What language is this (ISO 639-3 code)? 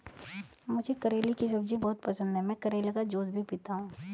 hin